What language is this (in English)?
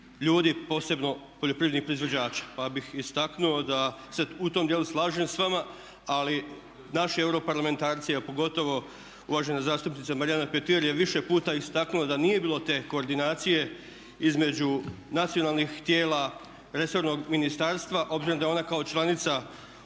Croatian